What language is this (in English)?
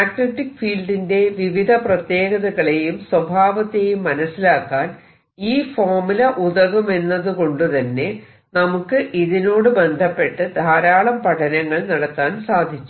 Malayalam